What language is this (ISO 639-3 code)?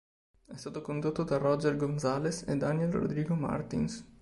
ita